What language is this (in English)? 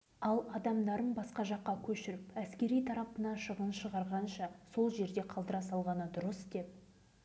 Kazakh